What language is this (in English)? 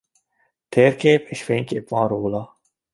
Hungarian